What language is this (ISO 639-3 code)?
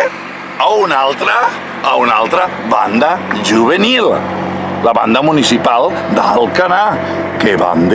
ita